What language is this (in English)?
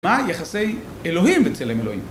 Hebrew